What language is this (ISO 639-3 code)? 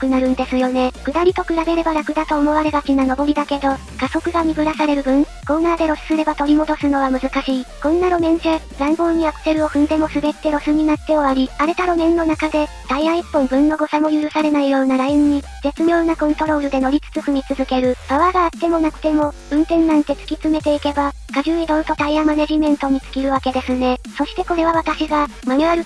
jpn